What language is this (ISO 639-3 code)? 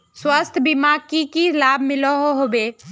mag